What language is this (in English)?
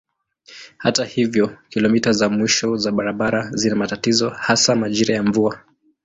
Swahili